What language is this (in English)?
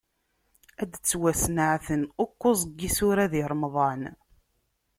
Kabyle